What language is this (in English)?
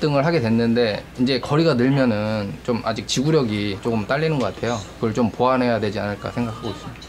Korean